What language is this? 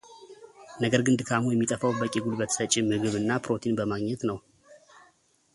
Amharic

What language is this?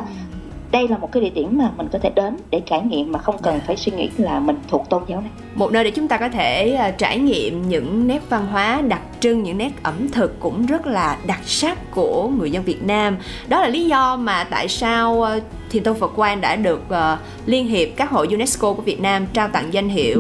Vietnamese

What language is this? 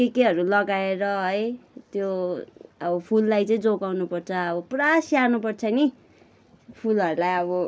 Nepali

